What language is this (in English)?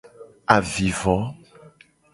Gen